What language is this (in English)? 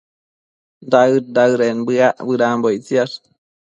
Matsés